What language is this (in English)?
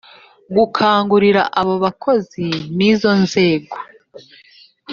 Kinyarwanda